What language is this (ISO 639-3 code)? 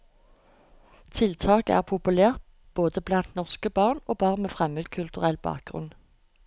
nor